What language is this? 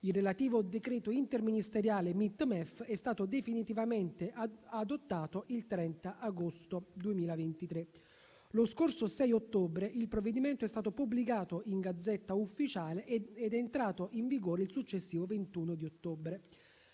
Italian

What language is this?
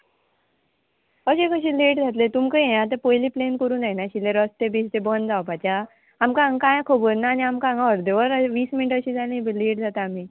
Konkani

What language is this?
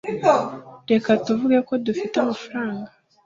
Kinyarwanda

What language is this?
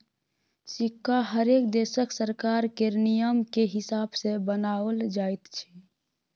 Maithili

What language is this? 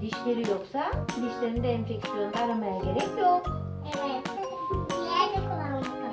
Turkish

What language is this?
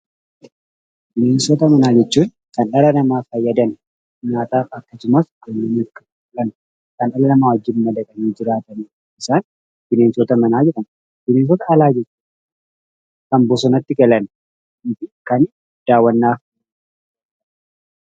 Oromo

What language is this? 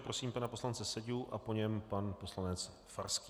Czech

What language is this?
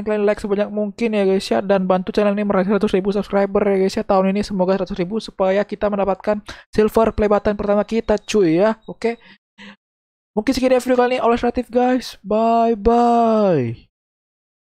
Indonesian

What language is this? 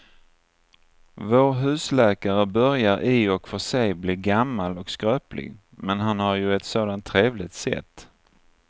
Swedish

